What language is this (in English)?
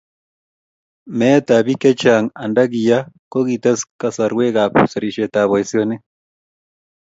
Kalenjin